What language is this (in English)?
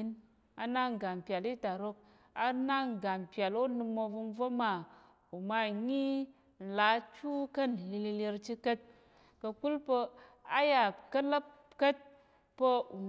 Tarok